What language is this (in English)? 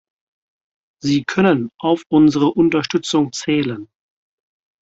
German